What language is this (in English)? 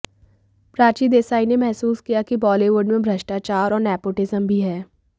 Hindi